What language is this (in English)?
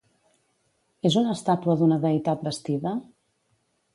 Catalan